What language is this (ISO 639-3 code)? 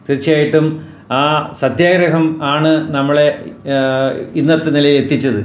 mal